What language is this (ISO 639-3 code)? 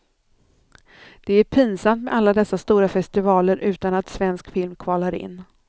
swe